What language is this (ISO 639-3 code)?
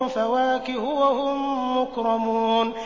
ara